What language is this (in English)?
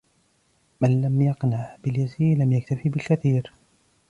Arabic